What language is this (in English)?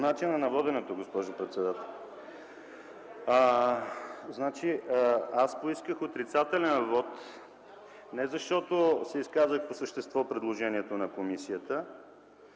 Bulgarian